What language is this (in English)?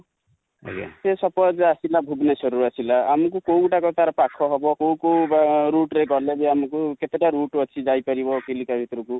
Odia